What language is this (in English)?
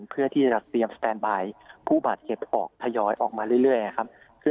Thai